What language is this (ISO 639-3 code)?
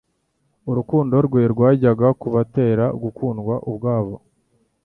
kin